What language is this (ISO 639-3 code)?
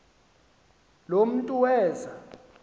xho